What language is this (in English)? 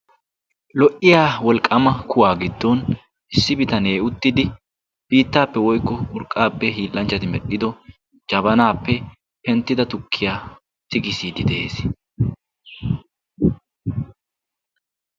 Wolaytta